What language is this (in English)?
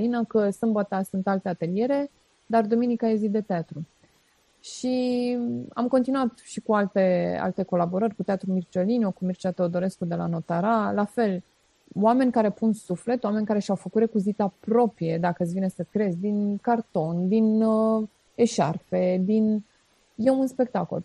Romanian